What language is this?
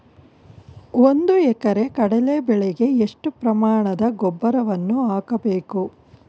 Kannada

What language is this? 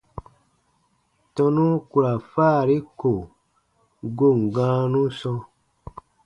Baatonum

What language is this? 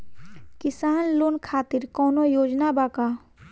Bhojpuri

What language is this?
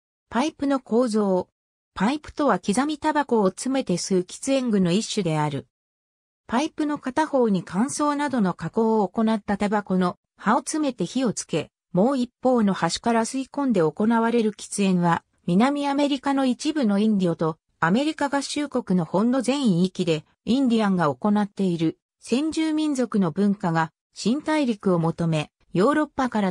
Japanese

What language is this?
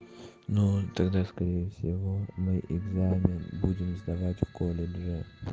Russian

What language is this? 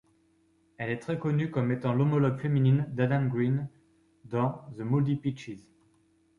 French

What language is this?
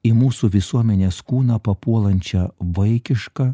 Lithuanian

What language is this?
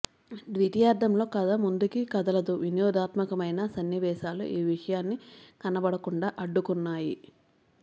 Telugu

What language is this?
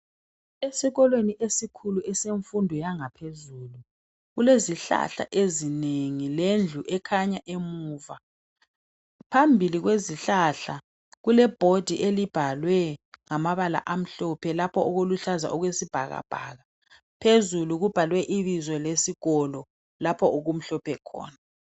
North Ndebele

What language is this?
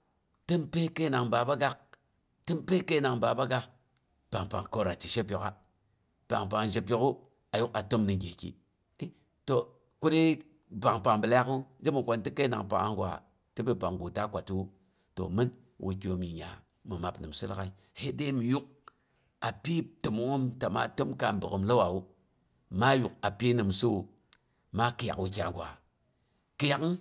Boghom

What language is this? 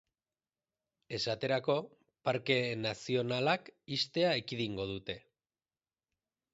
Basque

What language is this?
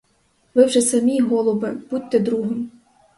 Ukrainian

